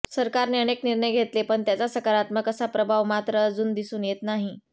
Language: Marathi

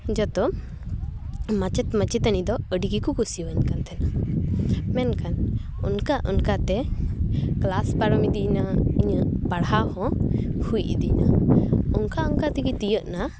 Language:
Santali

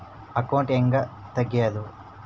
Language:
Kannada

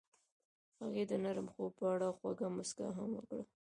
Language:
Pashto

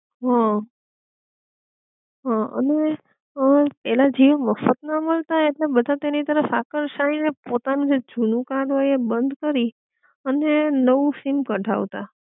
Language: Gujarati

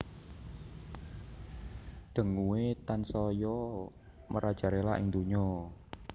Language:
Javanese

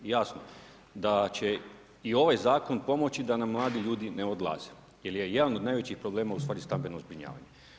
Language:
Croatian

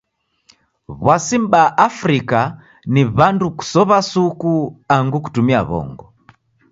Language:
Taita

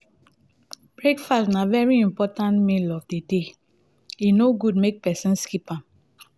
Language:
Nigerian Pidgin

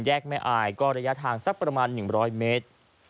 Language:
Thai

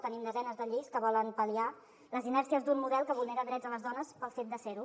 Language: Catalan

